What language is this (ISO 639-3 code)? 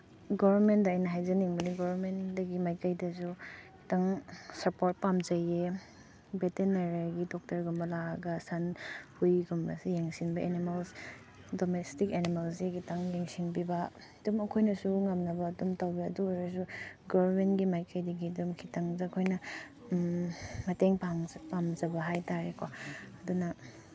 mni